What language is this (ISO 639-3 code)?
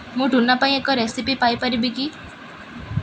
ori